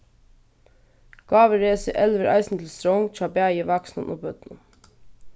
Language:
Faroese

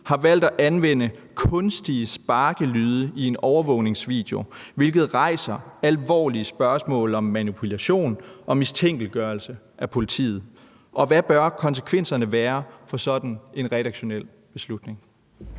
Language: Danish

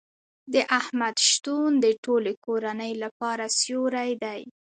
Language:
Pashto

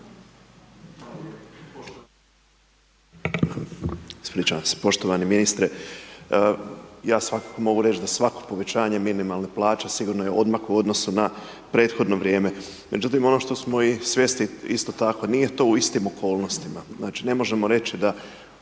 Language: Croatian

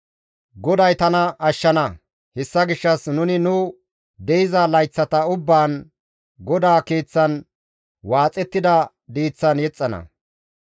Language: Gamo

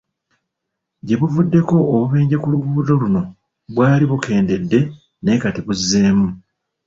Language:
Ganda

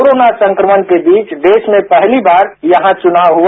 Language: Hindi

